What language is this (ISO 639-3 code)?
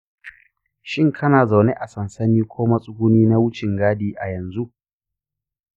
hau